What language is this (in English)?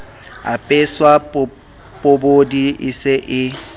Southern Sotho